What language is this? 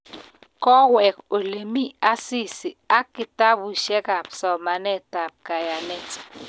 Kalenjin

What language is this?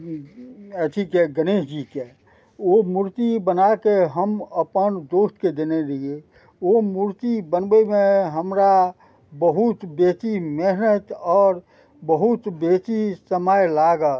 Maithili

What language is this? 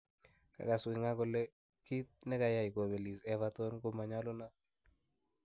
Kalenjin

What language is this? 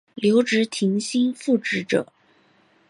Chinese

